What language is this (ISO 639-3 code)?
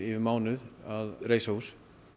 isl